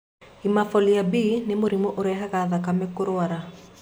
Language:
Kikuyu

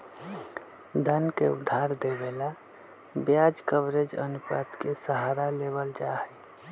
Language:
Magahi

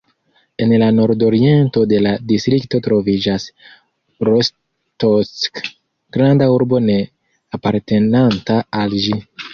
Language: Esperanto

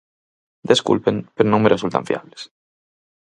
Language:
Galician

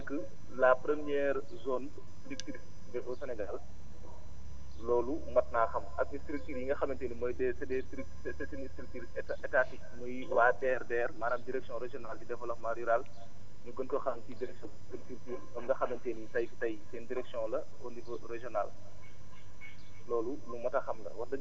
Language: Wolof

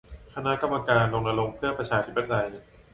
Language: Thai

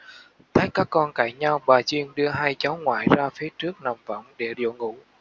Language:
Vietnamese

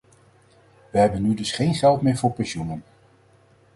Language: Dutch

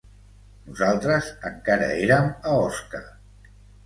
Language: Catalan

